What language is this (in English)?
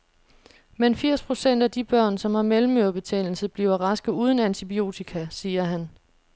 Danish